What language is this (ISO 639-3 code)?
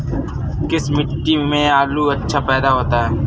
hin